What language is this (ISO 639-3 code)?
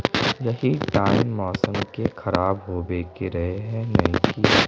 mag